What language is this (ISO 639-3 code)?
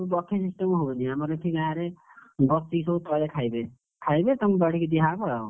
ori